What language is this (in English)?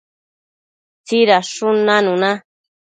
Matsés